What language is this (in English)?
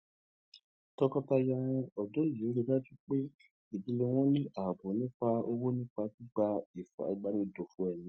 Yoruba